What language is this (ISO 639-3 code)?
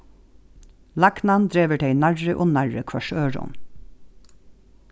fao